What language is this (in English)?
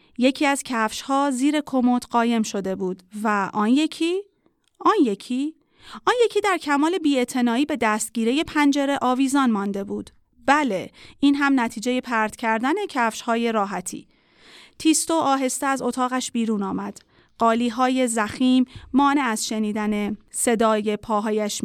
Persian